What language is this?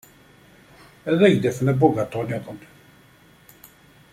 Kabyle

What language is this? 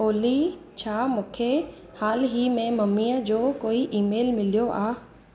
Sindhi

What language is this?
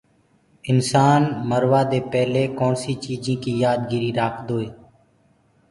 Gurgula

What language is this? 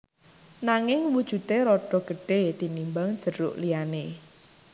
Javanese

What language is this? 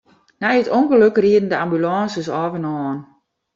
Western Frisian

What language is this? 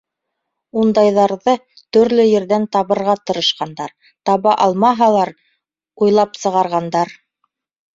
Bashkir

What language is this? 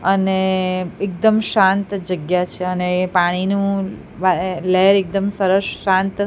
Gujarati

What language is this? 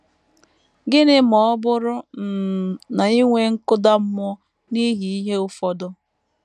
Igbo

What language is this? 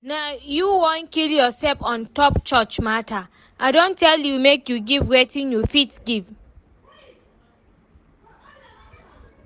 Nigerian Pidgin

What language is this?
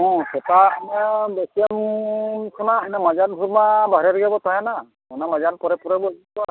Santali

